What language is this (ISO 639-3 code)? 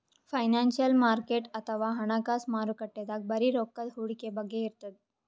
kan